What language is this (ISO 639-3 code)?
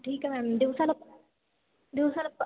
mar